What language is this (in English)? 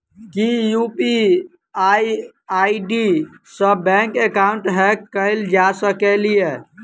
Maithili